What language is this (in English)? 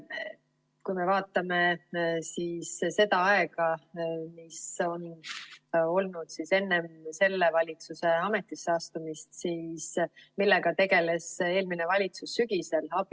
Estonian